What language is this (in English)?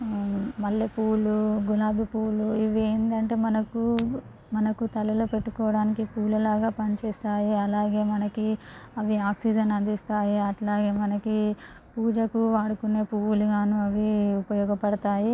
Telugu